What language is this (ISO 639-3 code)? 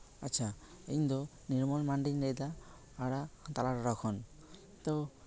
sat